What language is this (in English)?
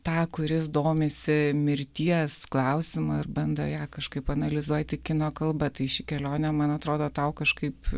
Lithuanian